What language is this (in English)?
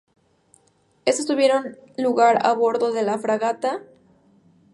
Spanish